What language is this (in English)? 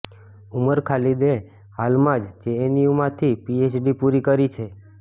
Gujarati